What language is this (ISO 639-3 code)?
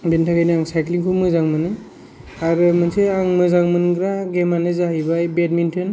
brx